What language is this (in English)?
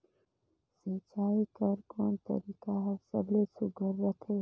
Chhattisgarhi